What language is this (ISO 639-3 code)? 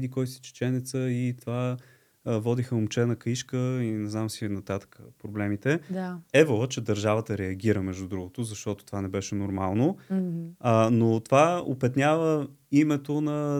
bul